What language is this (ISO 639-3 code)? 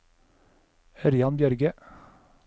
nor